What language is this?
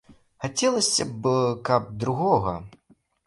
Belarusian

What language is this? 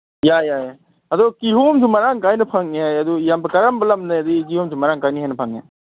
Manipuri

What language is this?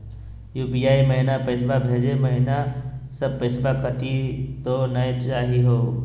Magahi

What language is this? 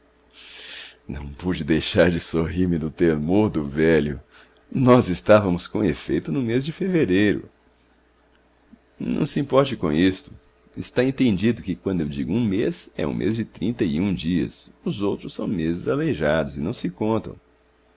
Portuguese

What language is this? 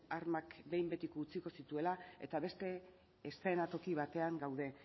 Basque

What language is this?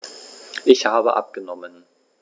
German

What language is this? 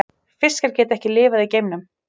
Icelandic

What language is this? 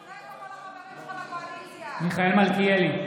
Hebrew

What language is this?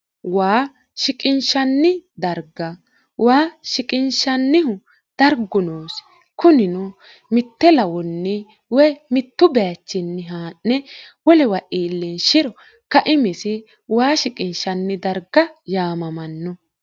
Sidamo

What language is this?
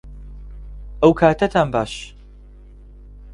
Central Kurdish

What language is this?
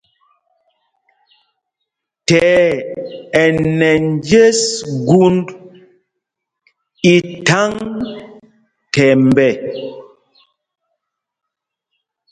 Mpumpong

